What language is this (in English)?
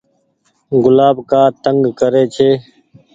Goaria